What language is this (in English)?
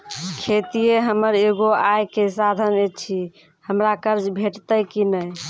Maithili